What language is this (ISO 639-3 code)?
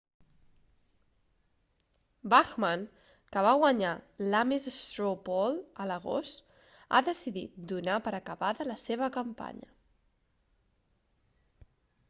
cat